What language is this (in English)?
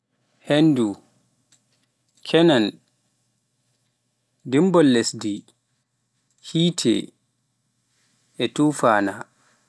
Pular